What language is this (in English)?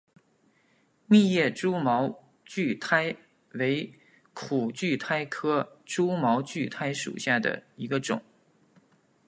Chinese